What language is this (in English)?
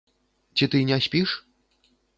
Belarusian